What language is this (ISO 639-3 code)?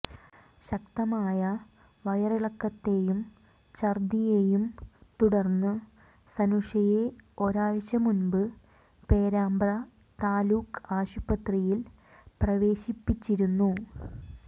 mal